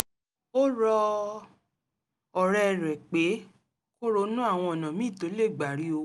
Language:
Yoruba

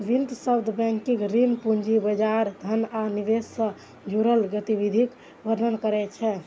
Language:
Maithili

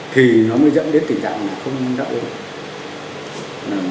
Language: Vietnamese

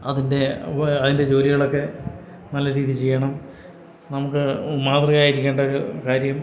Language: Malayalam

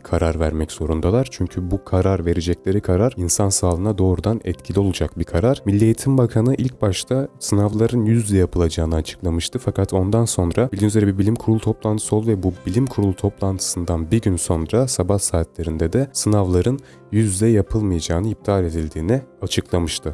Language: Turkish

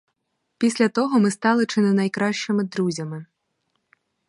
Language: Ukrainian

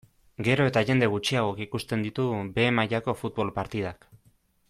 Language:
Basque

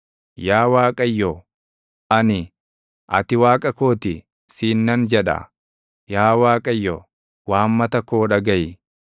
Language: Oromo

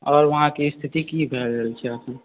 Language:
Maithili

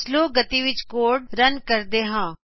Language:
Punjabi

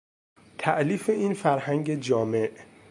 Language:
Persian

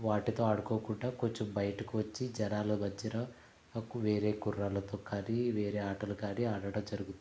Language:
Telugu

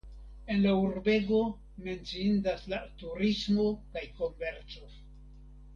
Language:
Esperanto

